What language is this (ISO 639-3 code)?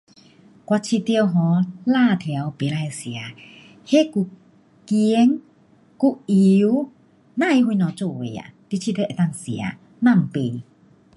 cpx